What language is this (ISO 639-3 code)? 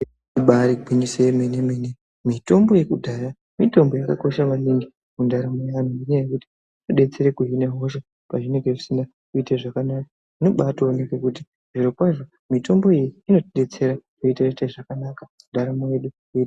ndc